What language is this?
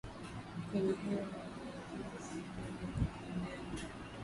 Swahili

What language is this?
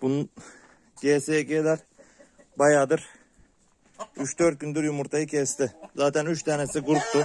Turkish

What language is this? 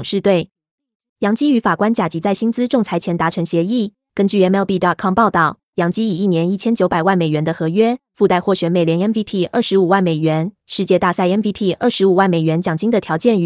Chinese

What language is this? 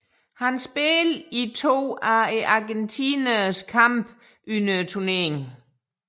Danish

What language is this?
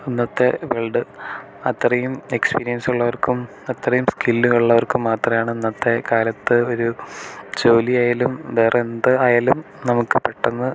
Malayalam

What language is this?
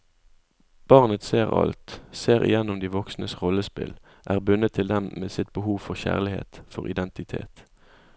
Norwegian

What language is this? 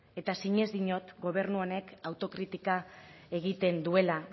Basque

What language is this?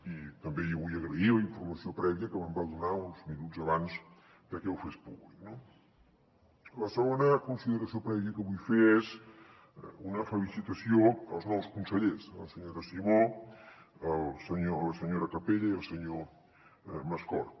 Catalan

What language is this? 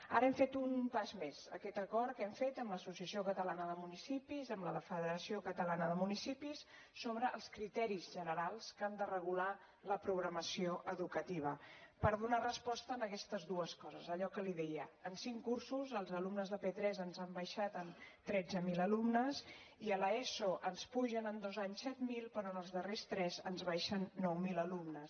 Catalan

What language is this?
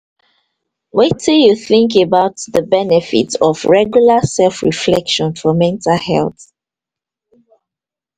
Nigerian Pidgin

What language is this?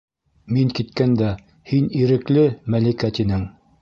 Bashkir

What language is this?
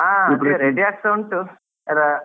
Kannada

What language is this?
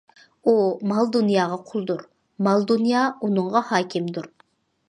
Uyghur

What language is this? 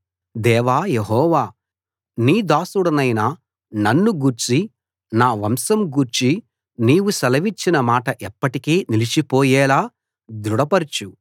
Telugu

